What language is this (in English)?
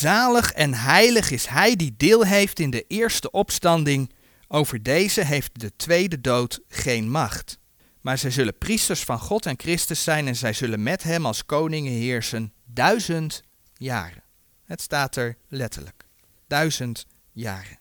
Dutch